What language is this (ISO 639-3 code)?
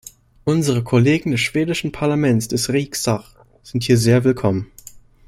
deu